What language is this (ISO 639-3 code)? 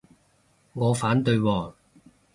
yue